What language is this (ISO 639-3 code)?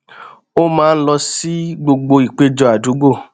yor